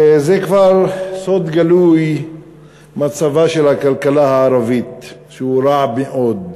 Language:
Hebrew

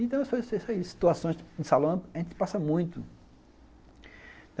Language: Portuguese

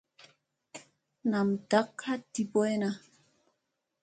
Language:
Musey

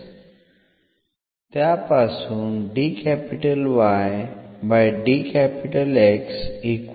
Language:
Marathi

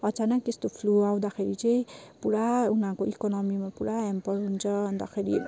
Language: Nepali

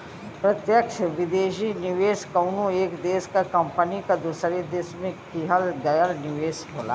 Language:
Bhojpuri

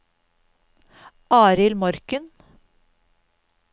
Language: Norwegian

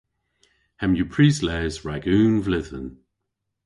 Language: Cornish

